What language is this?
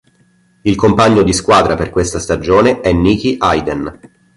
Italian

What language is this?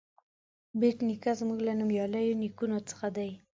Pashto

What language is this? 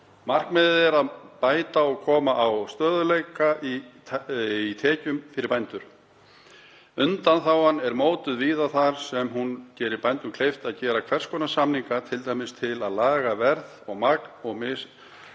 Icelandic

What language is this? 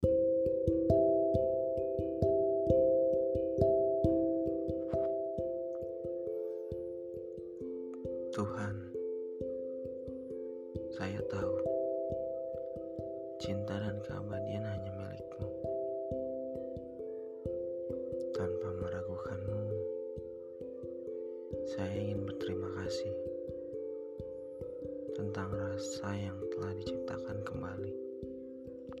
Indonesian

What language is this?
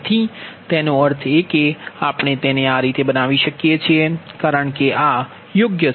Gujarati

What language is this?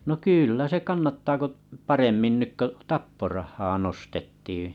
Finnish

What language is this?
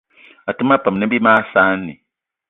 Eton (Cameroon)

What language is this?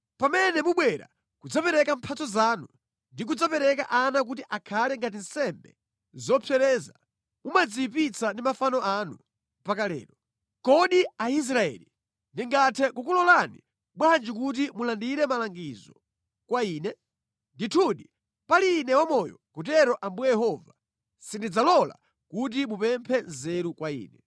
Nyanja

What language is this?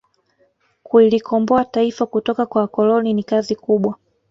Swahili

